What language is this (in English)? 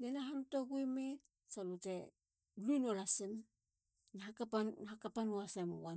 Halia